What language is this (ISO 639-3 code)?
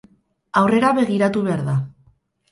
eus